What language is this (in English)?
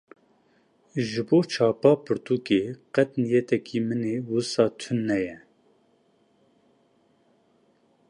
Kurdish